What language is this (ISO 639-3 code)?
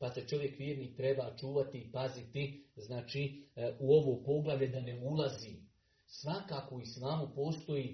hrv